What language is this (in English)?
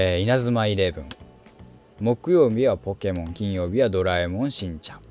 Japanese